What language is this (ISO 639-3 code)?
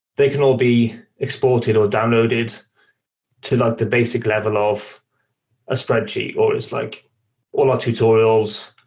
eng